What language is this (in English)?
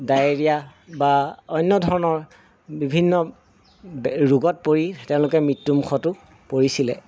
Assamese